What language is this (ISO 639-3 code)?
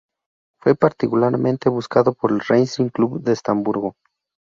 spa